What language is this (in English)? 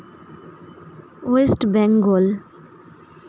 Santali